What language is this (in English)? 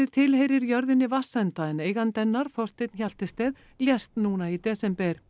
Icelandic